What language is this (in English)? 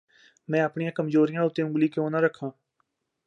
Punjabi